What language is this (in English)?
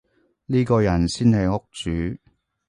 Cantonese